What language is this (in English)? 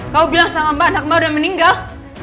Indonesian